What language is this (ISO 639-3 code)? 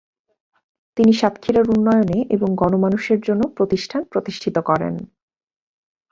ben